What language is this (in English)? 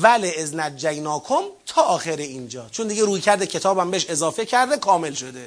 Persian